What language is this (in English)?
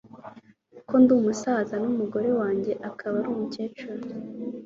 Kinyarwanda